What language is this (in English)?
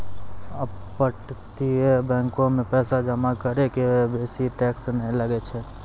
Maithili